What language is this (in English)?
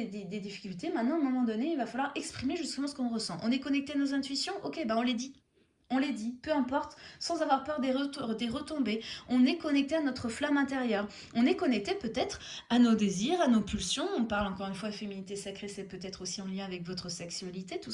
French